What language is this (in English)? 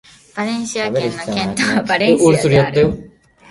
Japanese